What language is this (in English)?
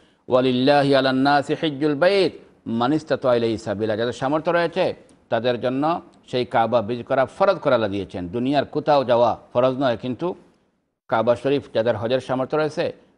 Arabic